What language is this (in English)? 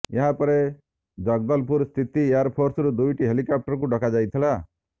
Odia